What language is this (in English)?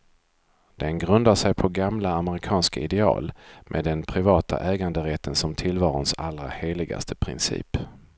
Swedish